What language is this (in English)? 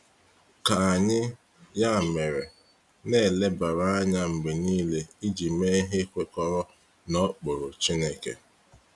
Igbo